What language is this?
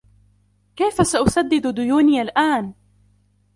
Arabic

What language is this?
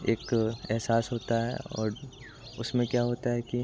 Hindi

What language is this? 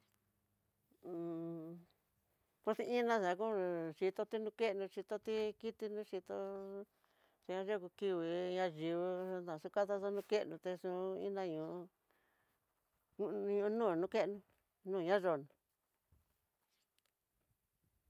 Tidaá Mixtec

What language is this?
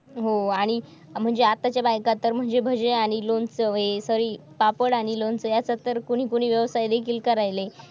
Marathi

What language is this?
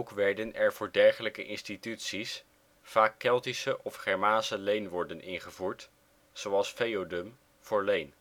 Dutch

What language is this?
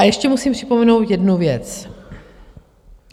Czech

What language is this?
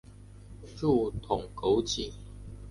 Chinese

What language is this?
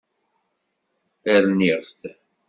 Kabyle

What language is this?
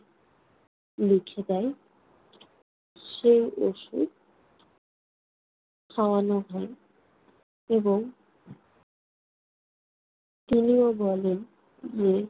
Bangla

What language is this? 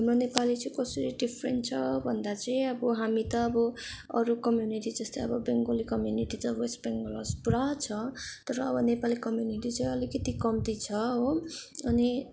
Nepali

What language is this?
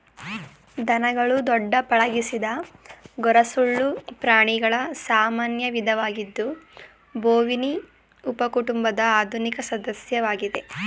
Kannada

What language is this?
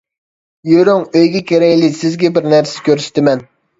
Uyghur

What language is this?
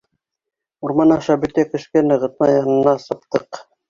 Bashkir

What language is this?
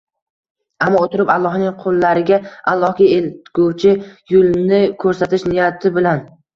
Uzbek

